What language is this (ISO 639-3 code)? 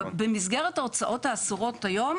heb